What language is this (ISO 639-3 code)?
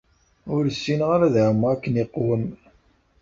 kab